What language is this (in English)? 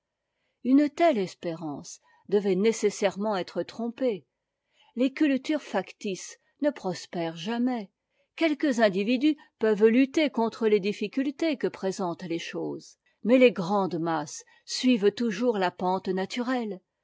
French